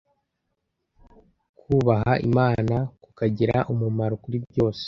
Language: Kinyarwanda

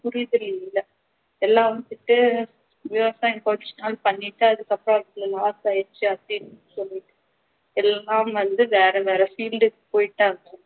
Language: Tamil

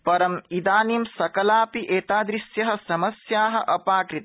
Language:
Sanskrit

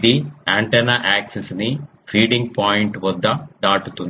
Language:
Telugu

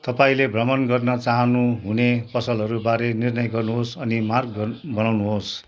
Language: Nepali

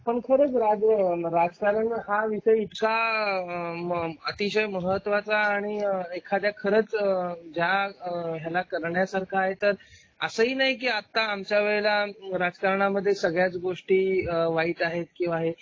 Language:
Marathi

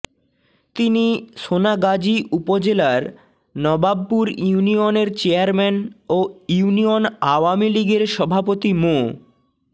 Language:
Bangla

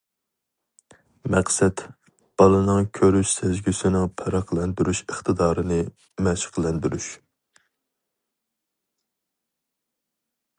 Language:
Uyghur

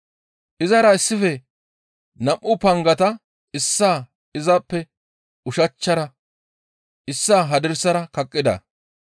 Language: Gamo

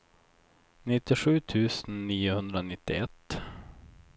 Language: Swedish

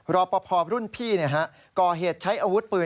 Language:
Thai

